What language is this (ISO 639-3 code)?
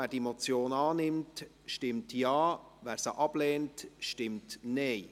gsw